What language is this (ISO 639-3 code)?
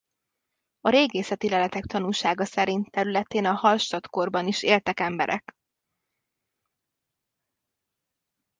hun